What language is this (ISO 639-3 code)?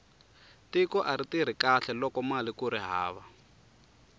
tso